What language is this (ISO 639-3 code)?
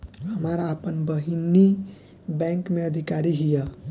bho